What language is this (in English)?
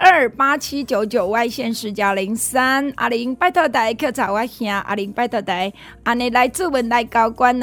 Chinese